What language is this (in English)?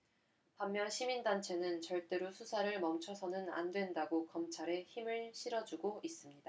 Korean